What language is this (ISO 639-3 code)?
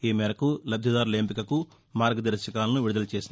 tel